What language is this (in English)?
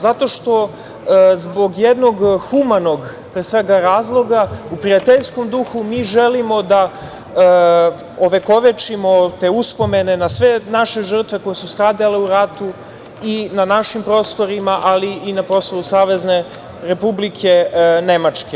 Serbian